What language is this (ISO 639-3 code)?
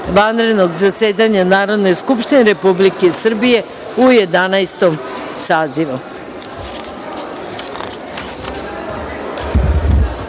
srp